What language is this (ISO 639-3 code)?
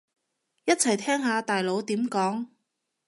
yue